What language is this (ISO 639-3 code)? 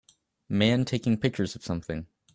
eng